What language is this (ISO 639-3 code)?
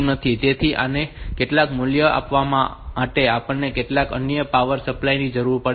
guj